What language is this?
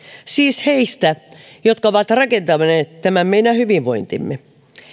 Finnish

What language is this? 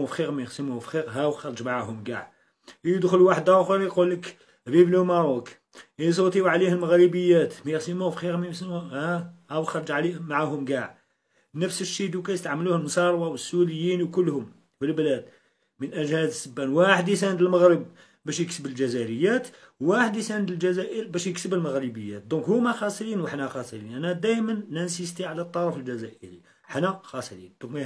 Arabic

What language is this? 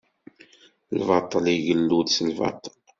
Kabyle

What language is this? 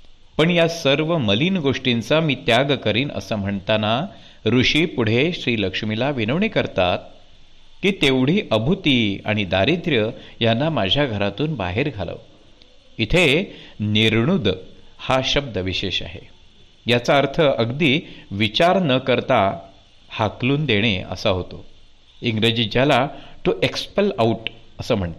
Marathi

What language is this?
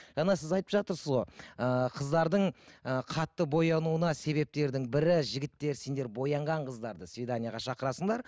Kazakh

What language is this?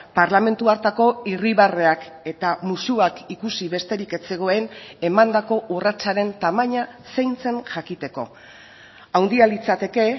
Basque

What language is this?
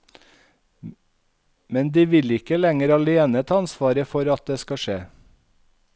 Norwegian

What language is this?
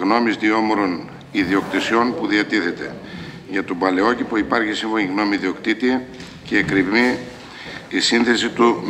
Greek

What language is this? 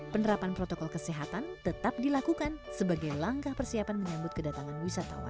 Indonesian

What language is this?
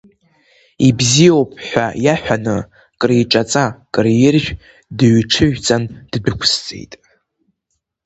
Abkhazian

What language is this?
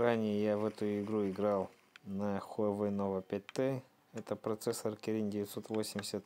Russian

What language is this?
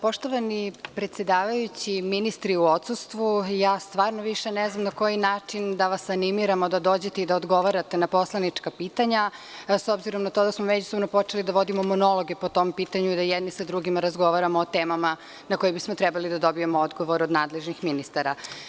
Serbian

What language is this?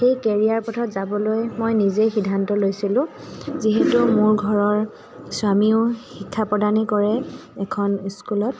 Assamese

